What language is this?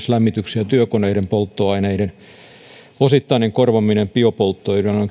Finnish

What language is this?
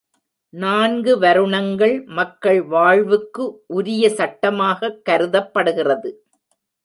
Tamil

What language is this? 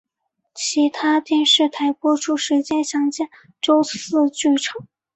Chinese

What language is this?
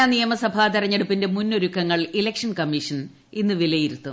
Malayalam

